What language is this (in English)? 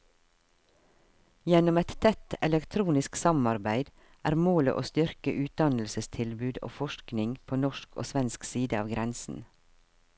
Norwegian